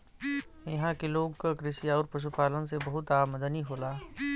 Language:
Bhojpuri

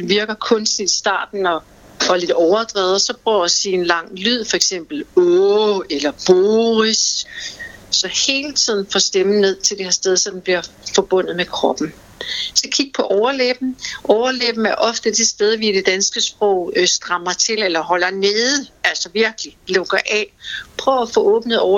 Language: Danish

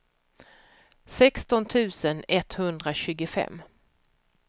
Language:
Swedish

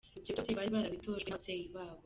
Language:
Kinyarwanda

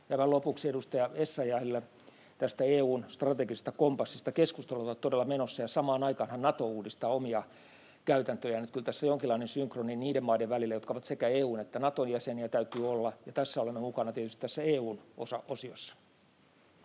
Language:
Finnish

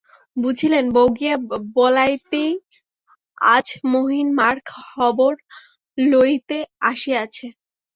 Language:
Bangla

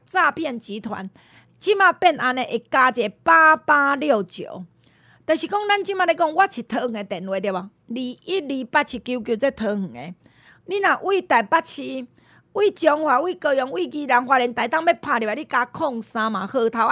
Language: Chinese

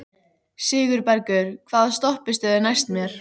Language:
Icelandic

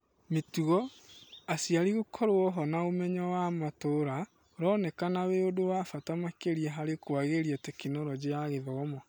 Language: Kikuyu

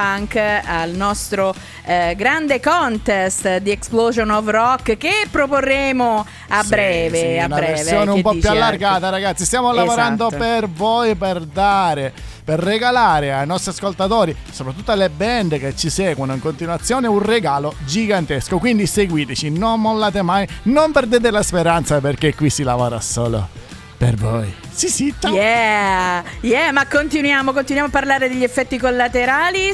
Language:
Italian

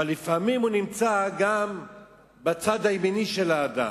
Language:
Hebrew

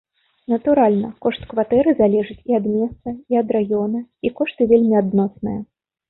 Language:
Belarusian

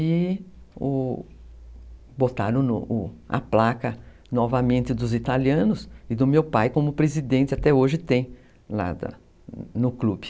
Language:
Portuguese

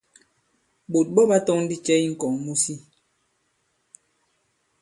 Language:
Bankon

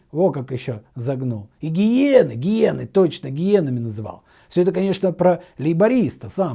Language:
Russian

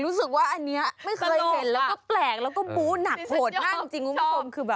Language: Thai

